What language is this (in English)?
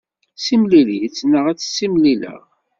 Kabyle